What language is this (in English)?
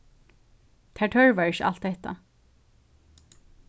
Faroese